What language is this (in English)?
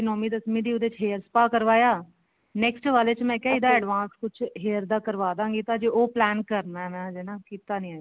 Punjabi